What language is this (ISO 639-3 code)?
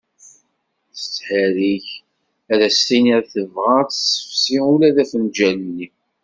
kab